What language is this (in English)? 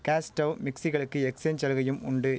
Tamil